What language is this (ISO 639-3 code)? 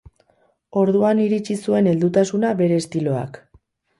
eus